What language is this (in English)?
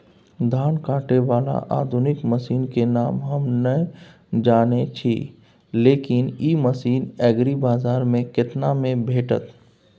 Maithili